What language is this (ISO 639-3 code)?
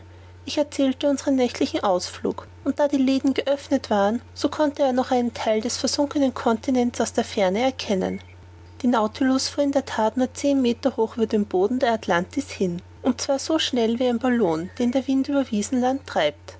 deu